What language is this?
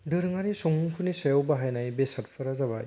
Bodo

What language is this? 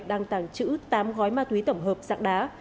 Vietnamese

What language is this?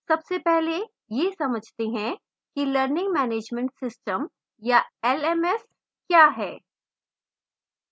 Hindi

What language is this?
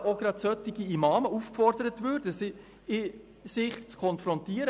Swiss German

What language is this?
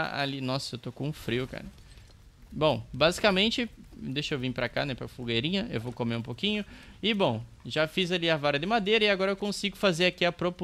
Portuguese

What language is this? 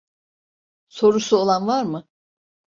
Turkish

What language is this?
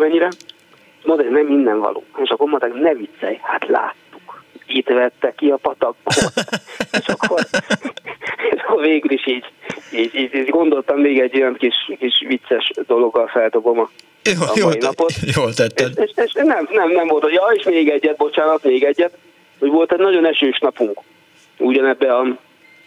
Hungarian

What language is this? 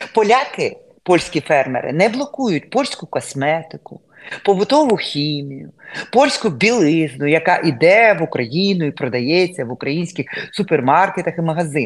Ukrainian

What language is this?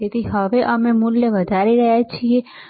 Gujarati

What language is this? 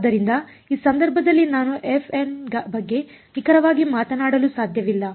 Kannada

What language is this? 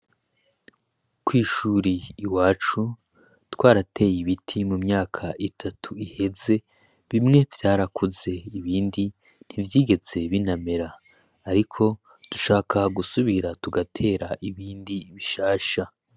Rundi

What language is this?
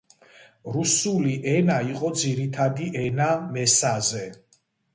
Georgian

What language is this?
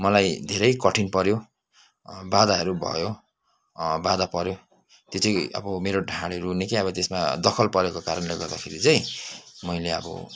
Nepali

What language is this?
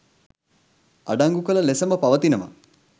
Sinhala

